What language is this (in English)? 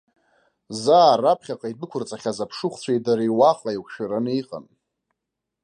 Abkhazian